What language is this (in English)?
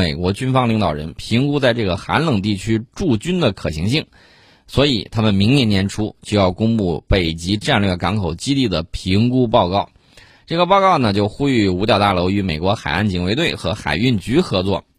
Chinese